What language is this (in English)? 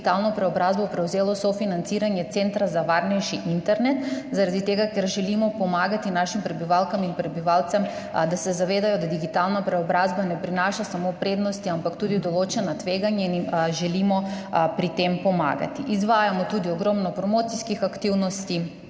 Slovenian